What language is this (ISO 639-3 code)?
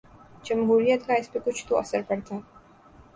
urd